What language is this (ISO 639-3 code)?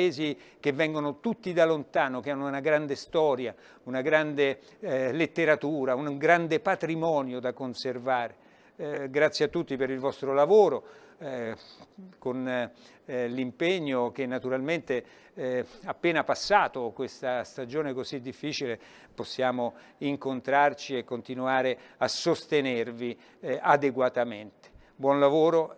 ita